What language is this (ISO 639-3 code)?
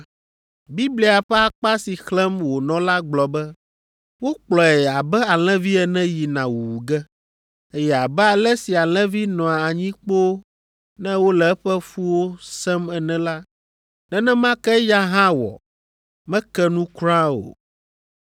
ewe